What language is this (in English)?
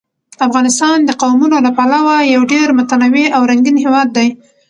Pashto